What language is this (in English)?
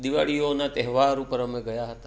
Gujarati